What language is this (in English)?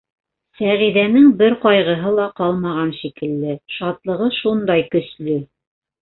Bashkir